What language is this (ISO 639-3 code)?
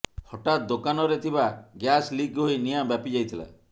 ori